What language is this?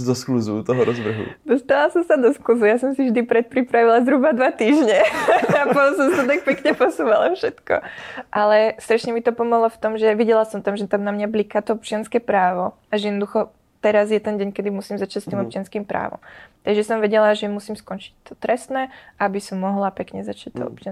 Czech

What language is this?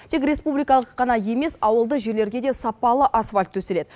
Kazakh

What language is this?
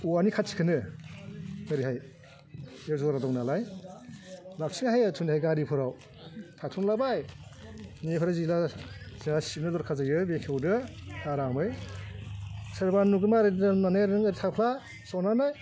Bodo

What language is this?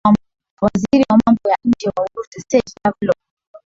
Swahili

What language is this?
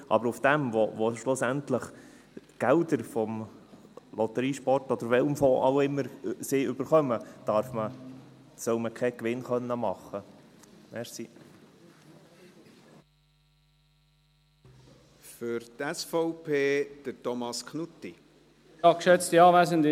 Swiss German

